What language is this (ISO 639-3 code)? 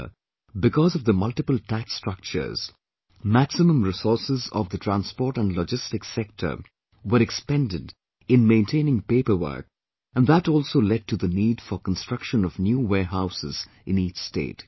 eng